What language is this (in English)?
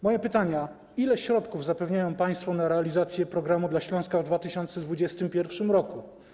Polish